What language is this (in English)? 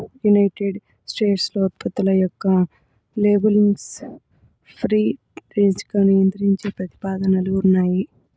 Telugu